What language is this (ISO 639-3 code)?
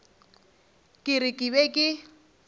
nso